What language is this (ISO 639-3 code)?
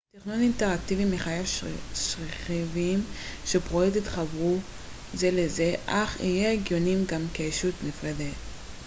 heb